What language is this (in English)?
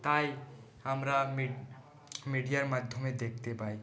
Bangla